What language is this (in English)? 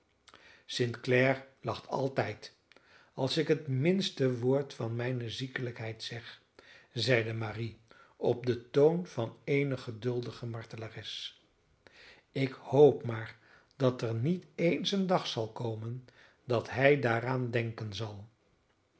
Dutch